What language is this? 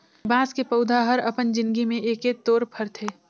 Chhattisgarhi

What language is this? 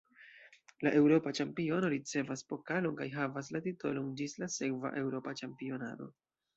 Esperanto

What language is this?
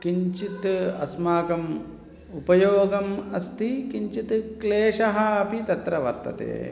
Sanskrit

